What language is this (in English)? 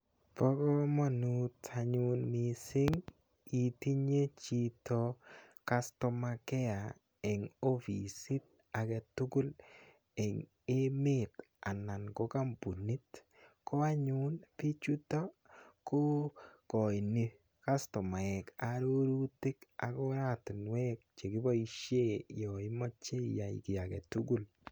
Kalenjin